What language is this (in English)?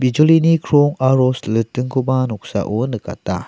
Garo